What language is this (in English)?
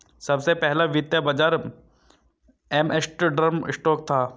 Hindi